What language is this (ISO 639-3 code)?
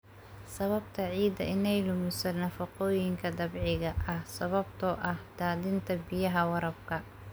som